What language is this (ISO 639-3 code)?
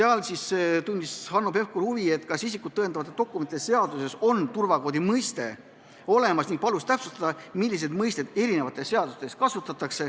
est